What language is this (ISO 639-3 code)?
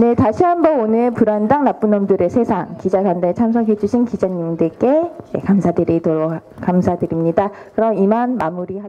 kor